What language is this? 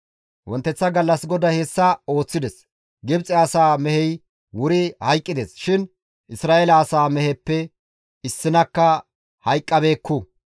Gamo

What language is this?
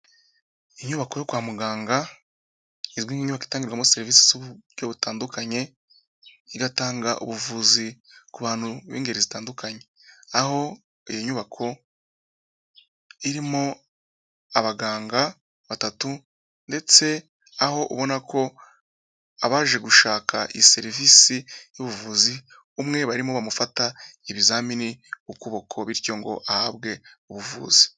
Kinyarwanda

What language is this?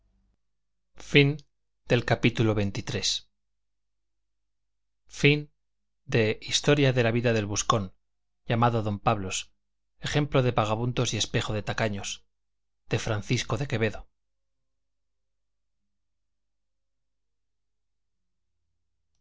Spanish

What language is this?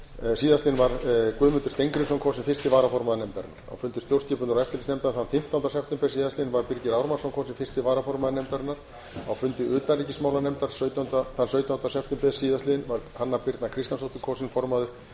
Icelandic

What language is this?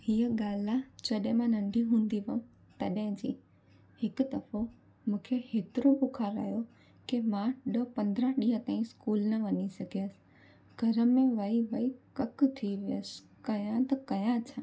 Sindhi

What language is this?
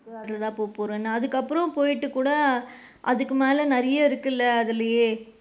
Tamil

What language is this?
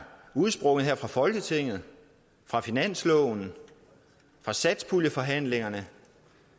Danish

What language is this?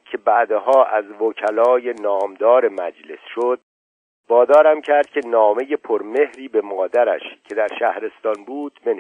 Persian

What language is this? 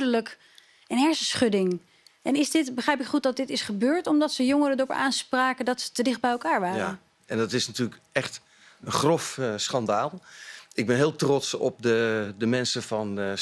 Dutch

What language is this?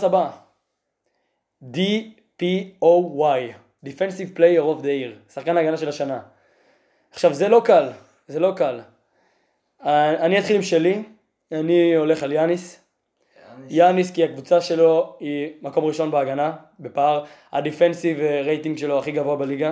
Hebrew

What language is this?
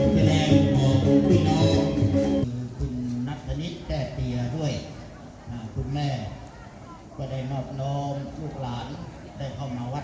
Thai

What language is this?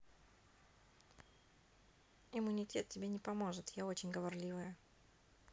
Russian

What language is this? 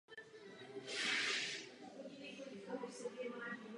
Czech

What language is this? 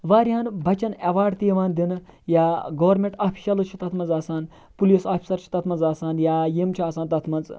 Kashmiri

